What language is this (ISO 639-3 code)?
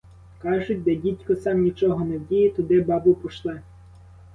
ukr